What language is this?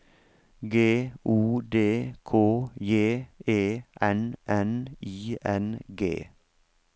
Norwegian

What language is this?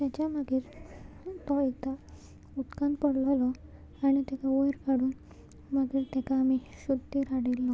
Konkani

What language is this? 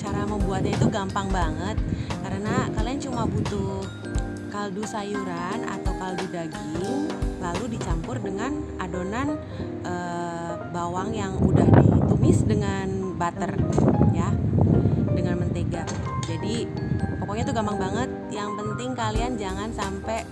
Indonesian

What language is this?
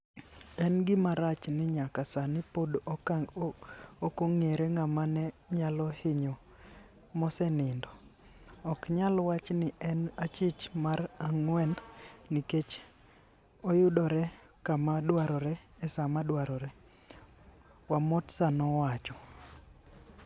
Luo (Kenya and Tanzania)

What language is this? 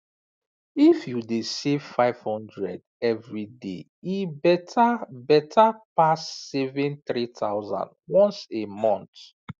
Nigerian Pidgin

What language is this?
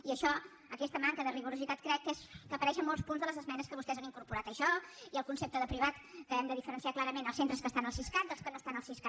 Catalan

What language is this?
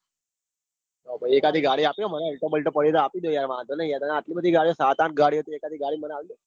Gujarati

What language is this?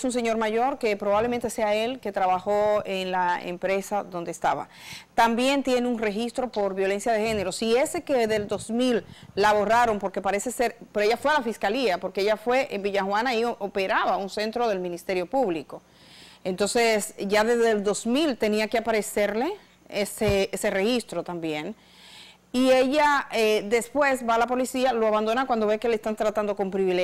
Spanish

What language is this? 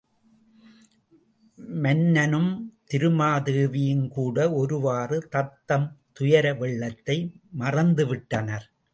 Tamil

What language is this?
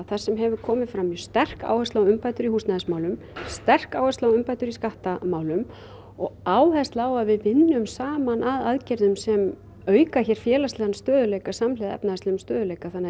Icelandic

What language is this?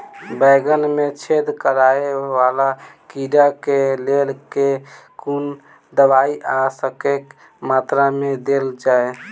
Maithili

